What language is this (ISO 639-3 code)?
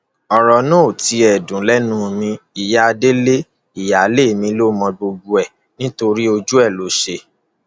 yor